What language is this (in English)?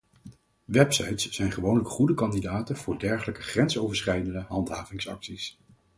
Dutch